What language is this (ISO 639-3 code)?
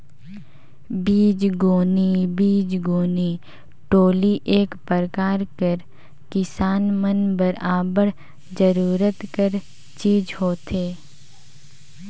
hne